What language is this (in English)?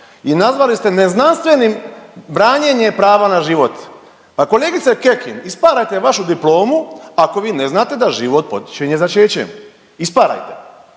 Croatian